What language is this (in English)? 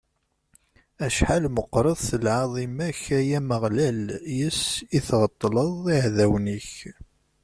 Kabyle